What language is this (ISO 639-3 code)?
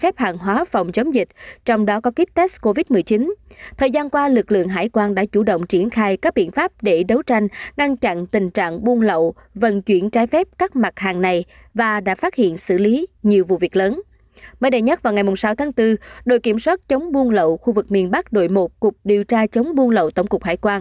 vie